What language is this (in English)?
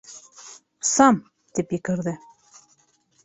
Bashkir